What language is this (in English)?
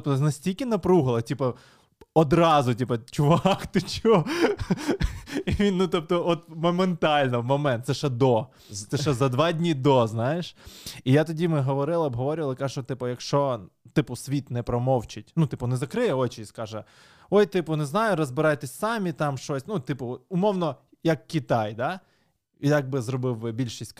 Ukrainian